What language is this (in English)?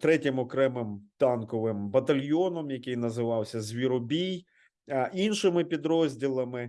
Ukrainian